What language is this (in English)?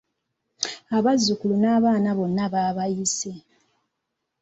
Ganda